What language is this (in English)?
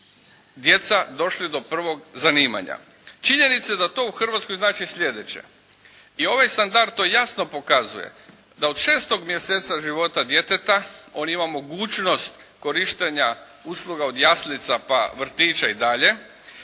Croatian